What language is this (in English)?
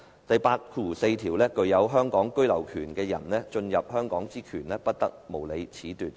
Cantonese